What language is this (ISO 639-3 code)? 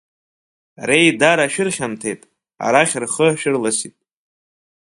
abk